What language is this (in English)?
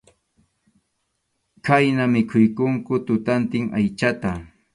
Arequipa-La Unión Quechua